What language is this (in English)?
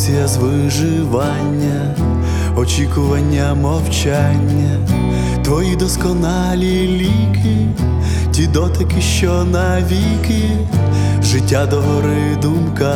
Ukrainian